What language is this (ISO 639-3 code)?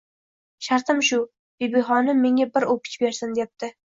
uzb